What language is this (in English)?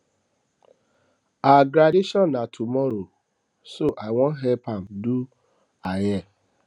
Nigerian Pidgin